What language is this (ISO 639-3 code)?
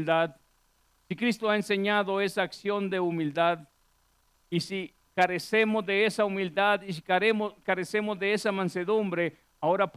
spa